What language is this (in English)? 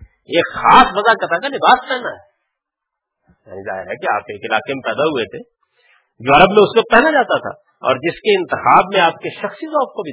Urdu